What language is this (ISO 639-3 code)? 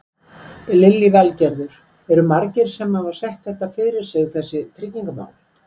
isl